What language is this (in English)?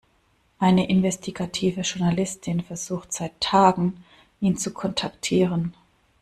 German